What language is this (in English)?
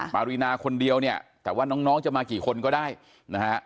Thai